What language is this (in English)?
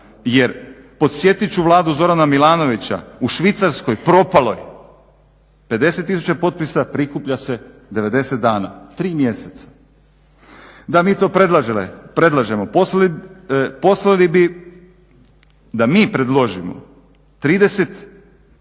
Croatian